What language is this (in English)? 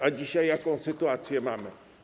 Polish